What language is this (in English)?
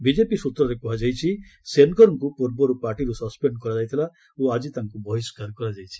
Odia